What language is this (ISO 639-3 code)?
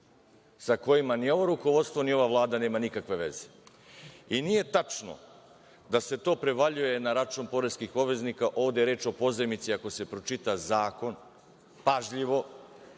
srp